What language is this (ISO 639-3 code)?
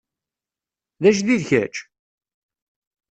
kab